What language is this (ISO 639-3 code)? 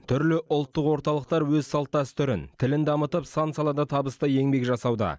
kaz